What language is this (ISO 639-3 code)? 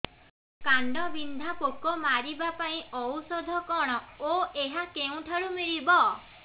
ori